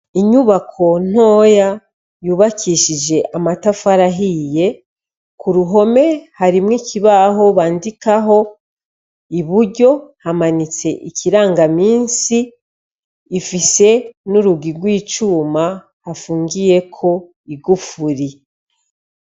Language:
Rundi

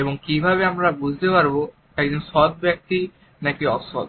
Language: Bangla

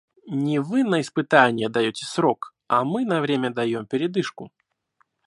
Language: Russian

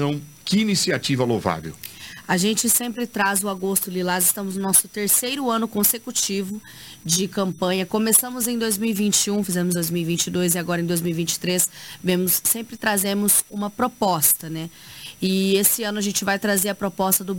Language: Portuguese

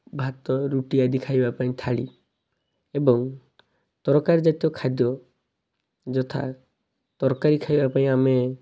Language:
Odia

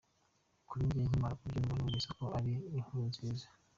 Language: Kinyarwanda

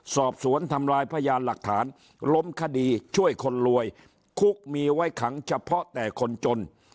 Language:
Thai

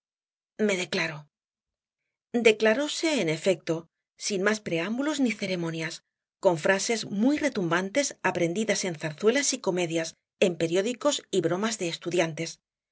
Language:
Spanish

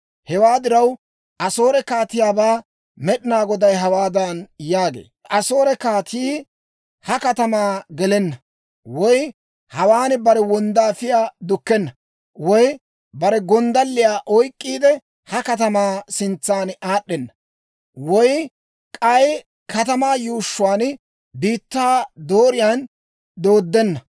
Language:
Dawro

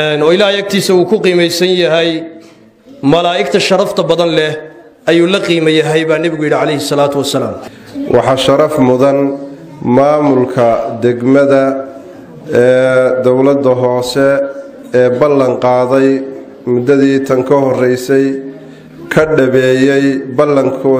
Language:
Arabic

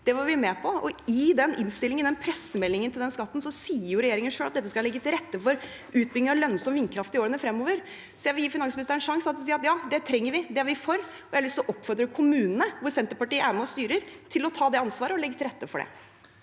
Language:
Norwegian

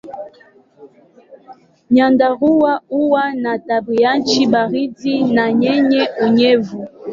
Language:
Swahili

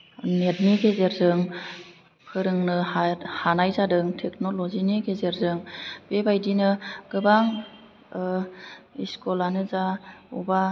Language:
Bodo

